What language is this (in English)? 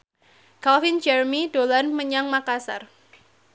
Javanese